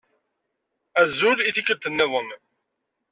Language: Kabyle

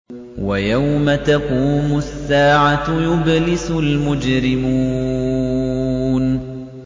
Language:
Arabic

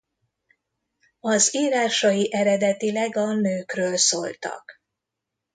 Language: Hungarian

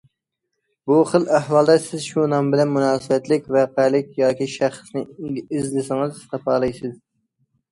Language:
Uyghur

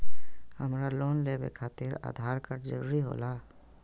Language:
Magahi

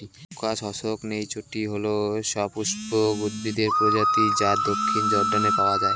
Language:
Bangla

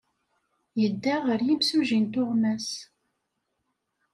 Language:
Kabyle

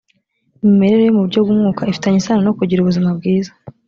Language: Kinyarwanda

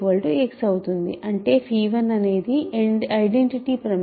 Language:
Telugu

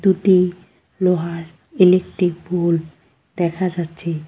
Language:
Bangla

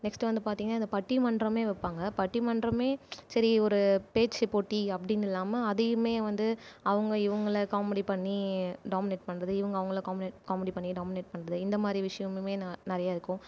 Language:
Tamil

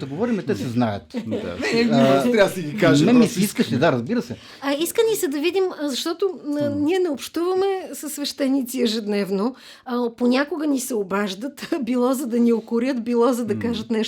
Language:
Bulgarian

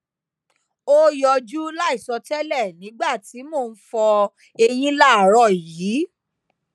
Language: Yoruba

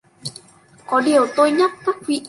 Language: Vietnamese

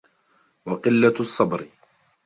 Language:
Arabic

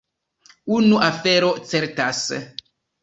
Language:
Esperanto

